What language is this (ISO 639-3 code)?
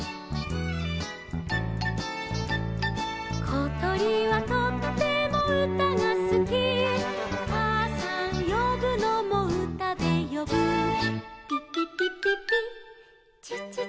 jpn